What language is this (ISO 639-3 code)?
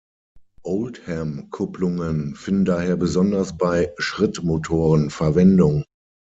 deu